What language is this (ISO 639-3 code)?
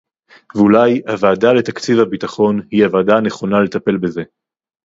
heb